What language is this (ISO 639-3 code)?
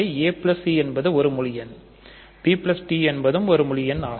tam